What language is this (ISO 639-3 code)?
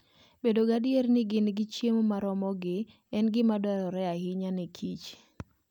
luo